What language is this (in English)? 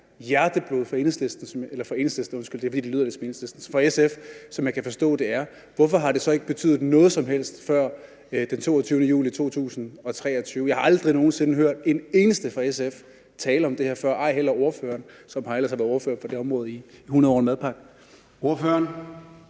Danish